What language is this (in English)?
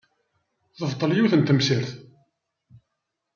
Kabyle